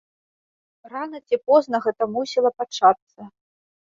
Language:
Belarusian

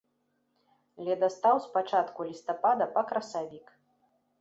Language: Belarusian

